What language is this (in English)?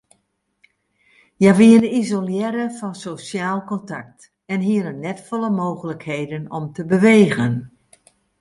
Western Frisian